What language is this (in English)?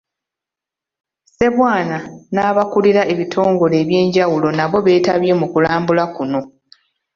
Ganda